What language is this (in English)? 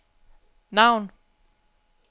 Danish